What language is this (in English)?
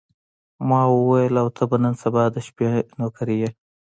Pashto